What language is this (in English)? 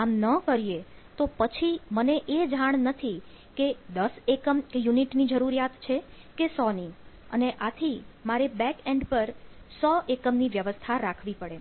Gujarati